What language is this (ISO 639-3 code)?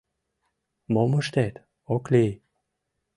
chm